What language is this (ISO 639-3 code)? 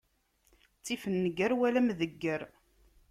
kab